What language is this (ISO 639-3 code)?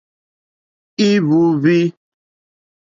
bri